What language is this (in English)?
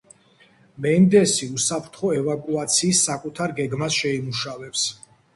Georgian